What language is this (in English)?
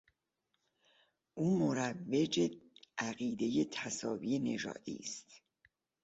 Persian